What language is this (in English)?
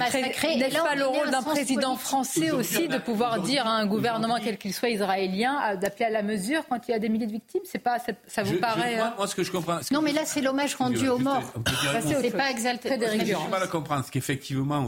French